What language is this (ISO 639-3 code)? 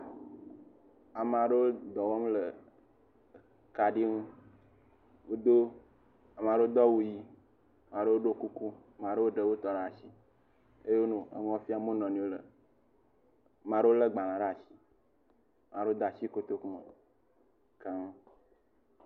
ewe